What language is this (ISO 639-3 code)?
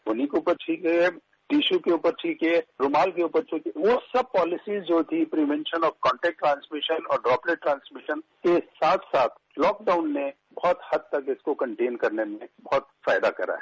hin